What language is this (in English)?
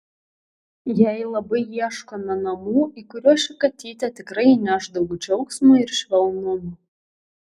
Lithuanian